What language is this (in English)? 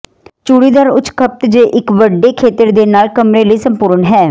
Punjabi